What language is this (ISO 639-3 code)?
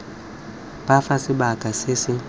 tsn